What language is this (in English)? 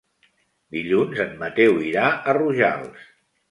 Catalan